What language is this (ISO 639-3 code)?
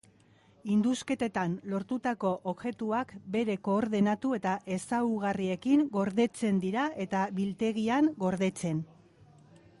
eus